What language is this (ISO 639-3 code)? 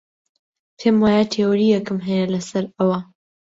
ckb